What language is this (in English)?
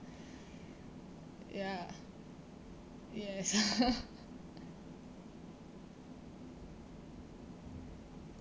English